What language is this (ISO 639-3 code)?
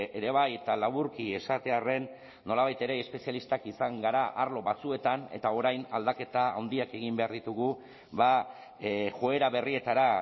eus